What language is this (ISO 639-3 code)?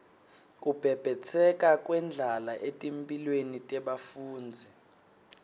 ssw